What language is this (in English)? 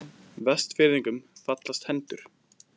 Icelandic